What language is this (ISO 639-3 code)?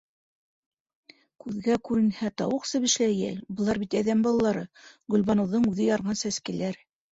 bak